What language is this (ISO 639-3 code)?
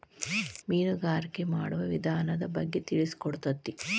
kan